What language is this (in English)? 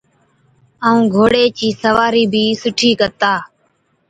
Od